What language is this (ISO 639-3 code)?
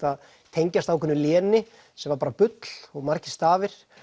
isl